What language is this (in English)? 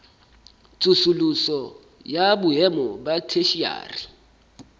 Southern Sotho